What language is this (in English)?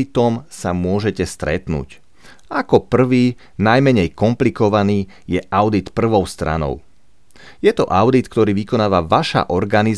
Slovak